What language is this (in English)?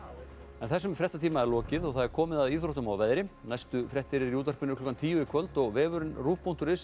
Icelandic